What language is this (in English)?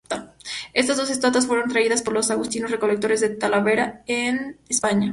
Spanish